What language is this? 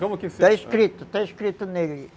Portuguese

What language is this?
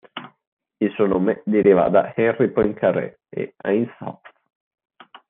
Italian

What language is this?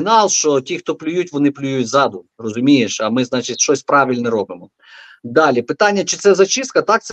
Ukrainian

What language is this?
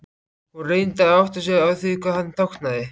Icelandic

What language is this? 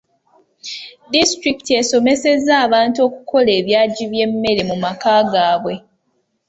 Ganda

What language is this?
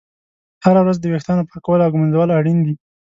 Pashto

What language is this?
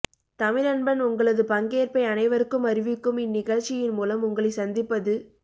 Tamil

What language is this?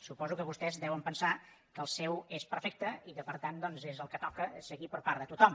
Catalan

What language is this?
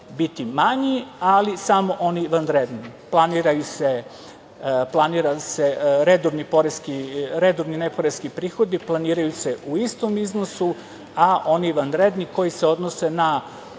Serbian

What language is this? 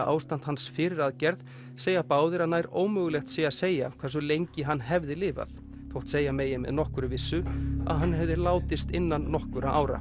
Icelandic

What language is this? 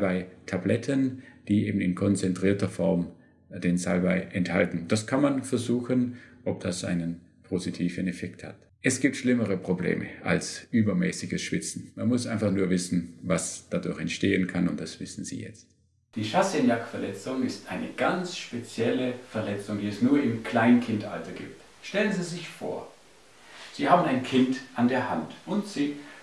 German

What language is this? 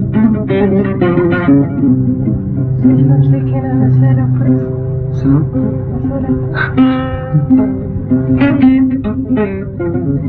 Arabic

